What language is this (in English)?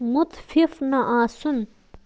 Kashmiri